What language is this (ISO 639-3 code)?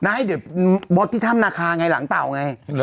tha